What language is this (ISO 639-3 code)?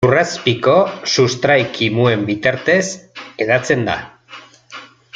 eus